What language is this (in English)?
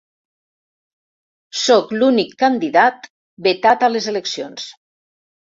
Catalan